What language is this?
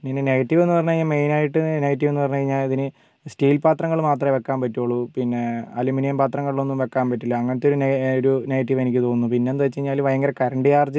Malayalam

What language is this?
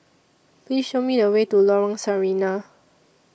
English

